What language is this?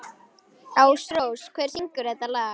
Icelandic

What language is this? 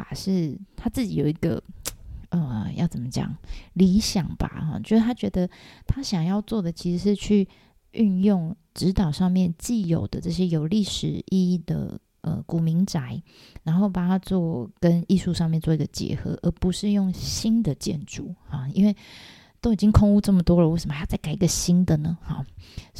Chinese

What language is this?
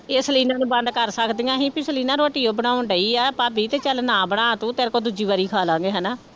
Punjabi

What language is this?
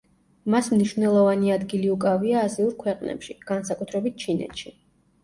Georgian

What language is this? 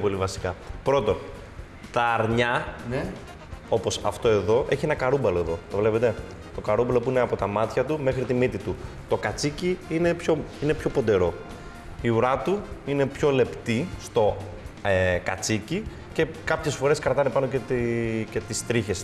Greek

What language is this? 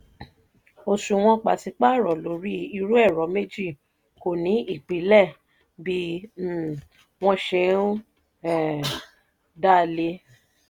Yoruba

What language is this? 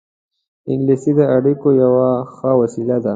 Pashto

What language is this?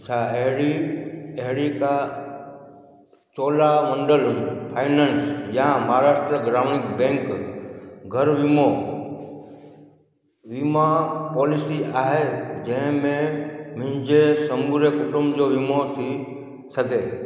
Sindhi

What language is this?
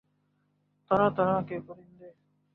Urdu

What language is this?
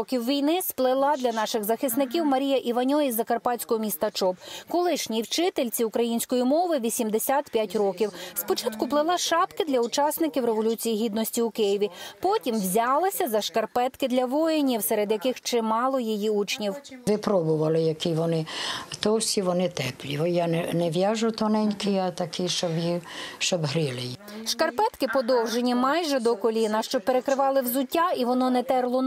Ukrainian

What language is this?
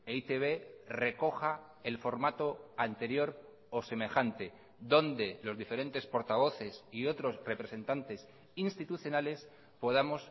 Spanish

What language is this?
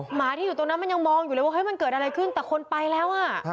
Thai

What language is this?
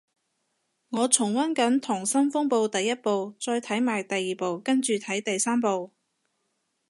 Cantonese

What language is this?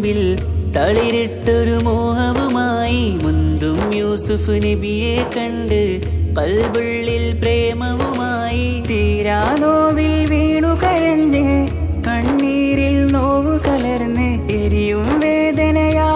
Malayalam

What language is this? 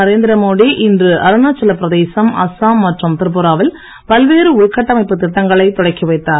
Tamil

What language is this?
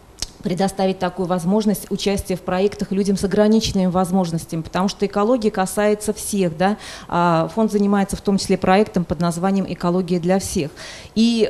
Russian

